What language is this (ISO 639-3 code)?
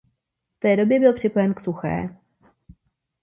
ces